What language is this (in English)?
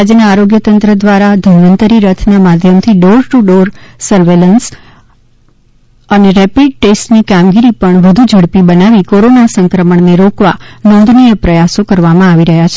Gujarati